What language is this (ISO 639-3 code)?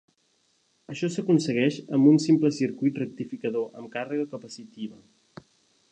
cat